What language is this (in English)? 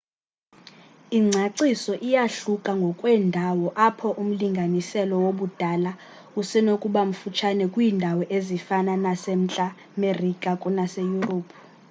Xhosa